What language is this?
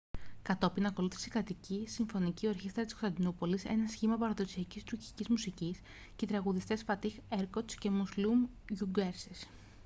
Greek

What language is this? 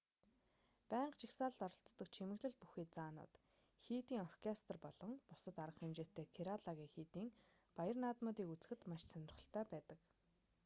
Mongolian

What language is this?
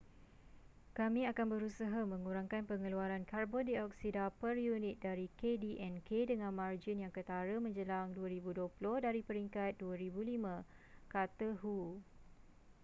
Malay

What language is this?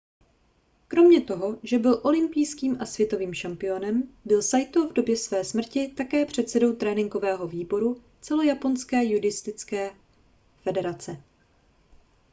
Czech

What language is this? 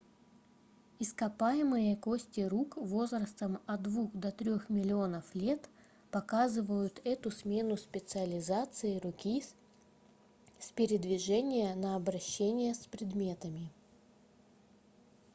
Russian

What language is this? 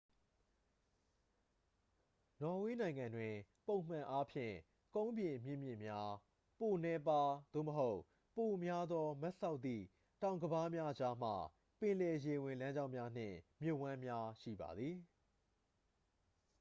Burmese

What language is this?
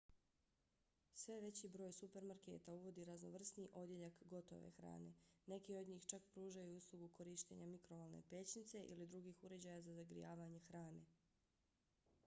Bosnian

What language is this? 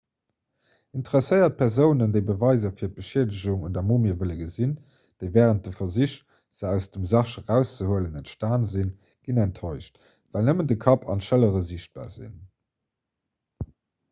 Luxembourgish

